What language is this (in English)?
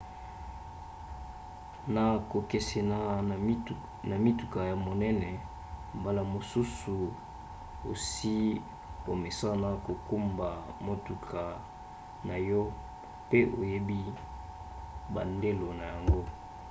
Lingala